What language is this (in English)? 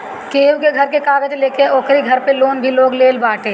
Bhojpuri